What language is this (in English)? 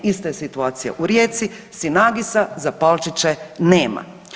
Croatian